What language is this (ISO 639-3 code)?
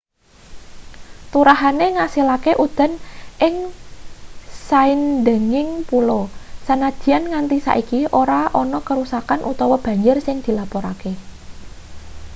jav